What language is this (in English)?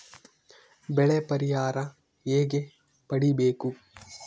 Kannada